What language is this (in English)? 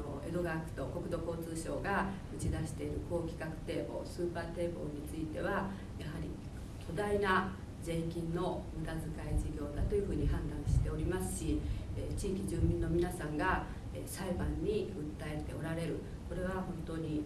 Japanese